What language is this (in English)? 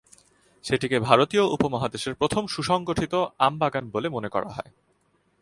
Bangla